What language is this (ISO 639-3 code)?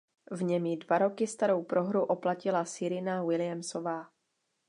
ces